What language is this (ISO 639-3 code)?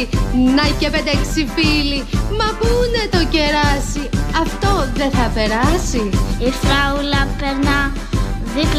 ell